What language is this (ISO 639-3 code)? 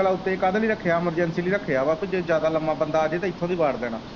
pan